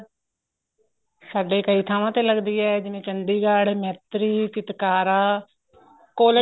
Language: Punjabi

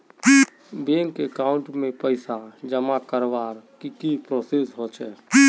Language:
Magahi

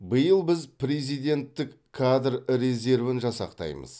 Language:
Kazakh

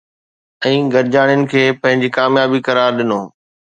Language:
Sindhi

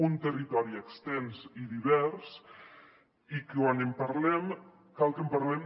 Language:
Catalan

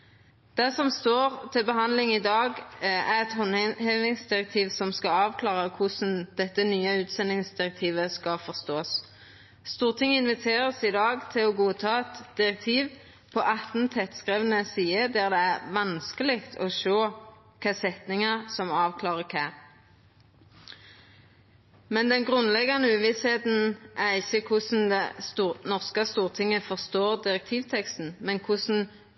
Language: Norwegian Nynorsk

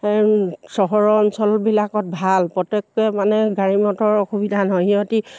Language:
Assamese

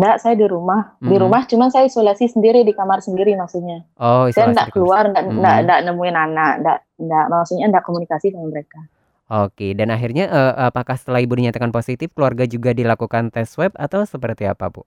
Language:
Indonesian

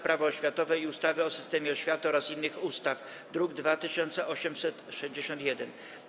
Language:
Polish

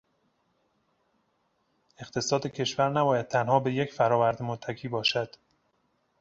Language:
Persian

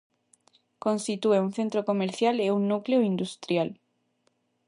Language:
Galician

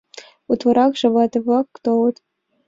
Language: Mari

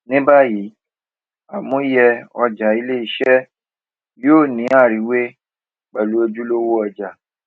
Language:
Yoruba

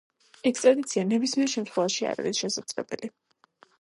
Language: Georgian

